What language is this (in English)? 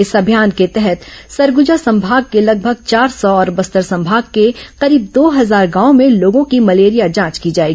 Hindi